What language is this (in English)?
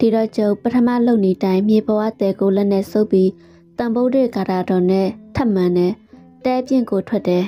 Thai